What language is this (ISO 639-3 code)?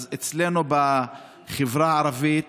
heb